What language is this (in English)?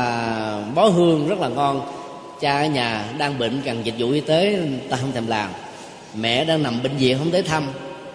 Vietnamese